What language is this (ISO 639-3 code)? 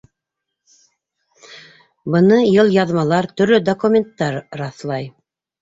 bak